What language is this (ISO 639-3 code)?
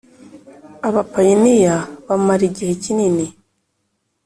kin